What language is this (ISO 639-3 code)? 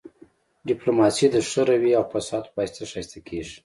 pus